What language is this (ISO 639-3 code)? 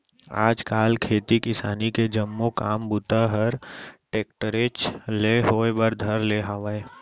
hne